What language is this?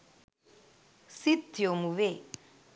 Sinhala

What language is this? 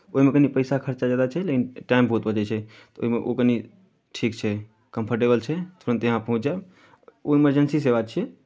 Maithili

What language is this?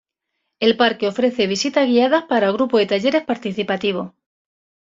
Spanish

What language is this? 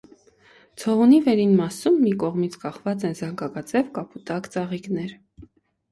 Armenian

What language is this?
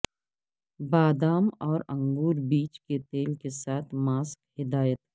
Urdu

